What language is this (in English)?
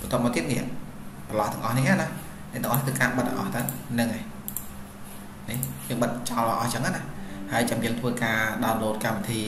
Vietnamese